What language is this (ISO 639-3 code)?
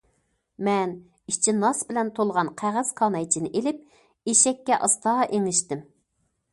uig